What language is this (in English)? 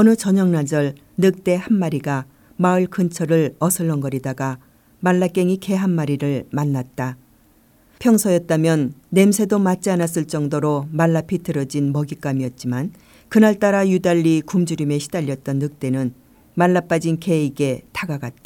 Korean